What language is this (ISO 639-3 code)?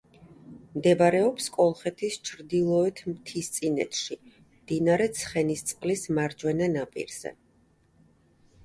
kat